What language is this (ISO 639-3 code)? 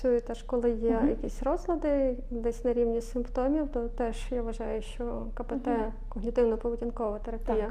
ukr